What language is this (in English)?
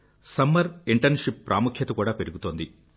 Telugu